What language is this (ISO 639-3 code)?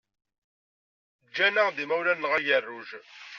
kab